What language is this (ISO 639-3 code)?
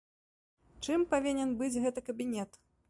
bel